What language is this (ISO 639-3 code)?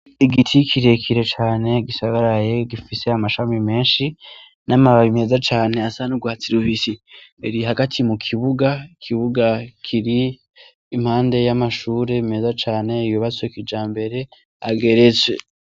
run